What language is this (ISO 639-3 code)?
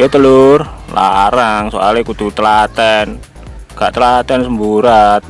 ind